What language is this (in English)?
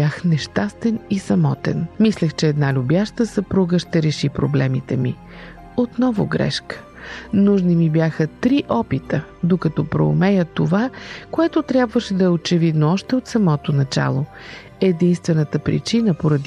Bulgarian